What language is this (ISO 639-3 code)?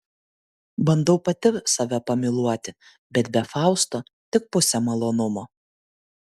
lit